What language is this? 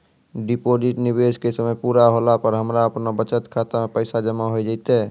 Maithili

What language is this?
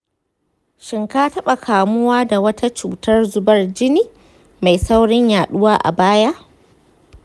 Hausa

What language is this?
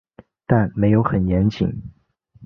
Chinese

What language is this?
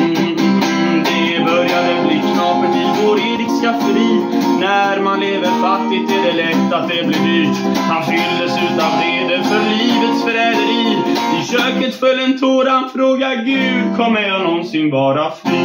Norwegian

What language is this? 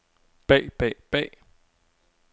Danish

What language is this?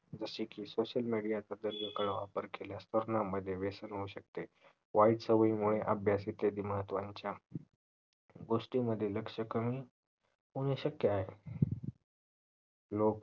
Marathi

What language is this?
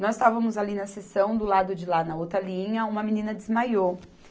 Portuguese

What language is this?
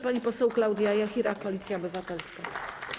Polish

